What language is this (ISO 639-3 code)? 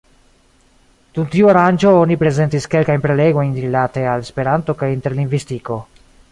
epo